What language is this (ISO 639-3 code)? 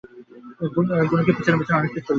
ben